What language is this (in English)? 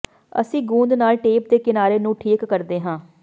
Punjabi